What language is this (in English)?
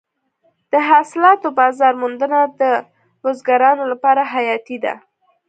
Pashto